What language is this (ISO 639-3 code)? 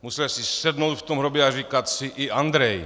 ces